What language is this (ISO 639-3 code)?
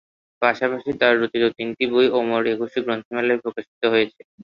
ben